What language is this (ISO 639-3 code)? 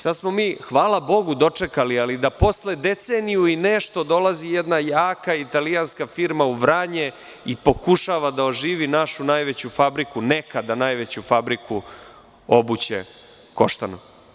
srp